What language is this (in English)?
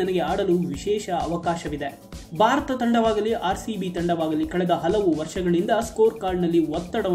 Hindi